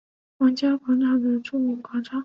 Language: Chinese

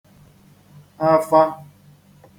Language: Igbo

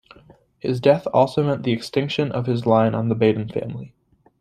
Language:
English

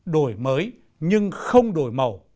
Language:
Vietnamese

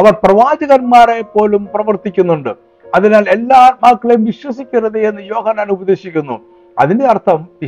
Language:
Malayalam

